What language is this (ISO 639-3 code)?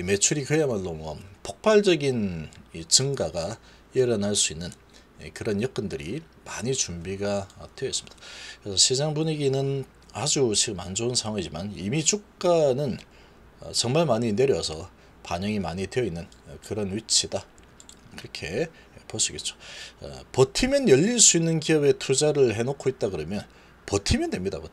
kor